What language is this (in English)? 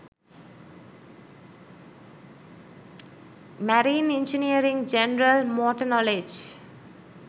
Sinhala